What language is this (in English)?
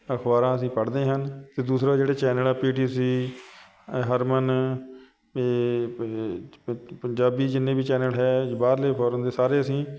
Punjabi